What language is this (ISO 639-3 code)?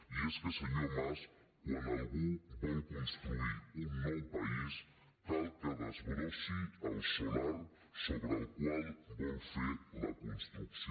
cat